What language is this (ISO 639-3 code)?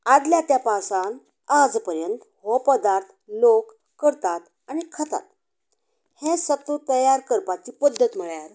kok